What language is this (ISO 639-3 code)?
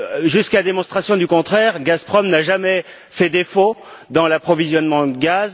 fra